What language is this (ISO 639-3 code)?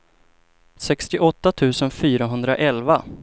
swe